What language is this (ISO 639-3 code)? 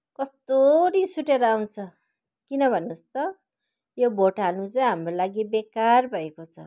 nep